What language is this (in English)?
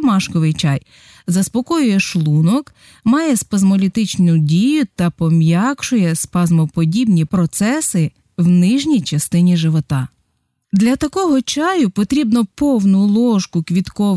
Ukrainian